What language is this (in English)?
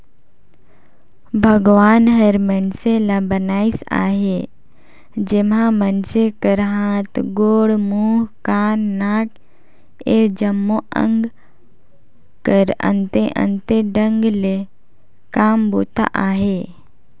Chhattisgarhi